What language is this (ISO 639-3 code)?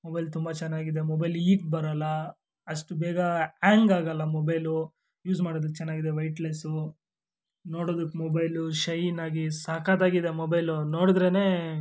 kan